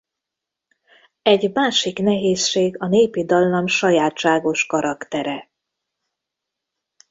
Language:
Hungarian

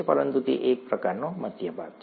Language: Gujarati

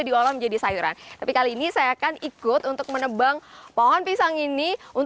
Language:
Indonesian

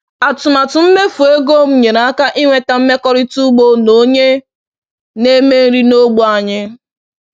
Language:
Igbo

